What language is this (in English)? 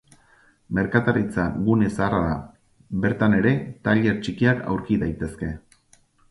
Basque